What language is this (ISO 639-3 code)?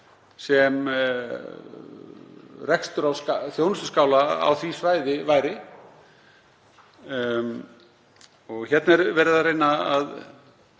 isl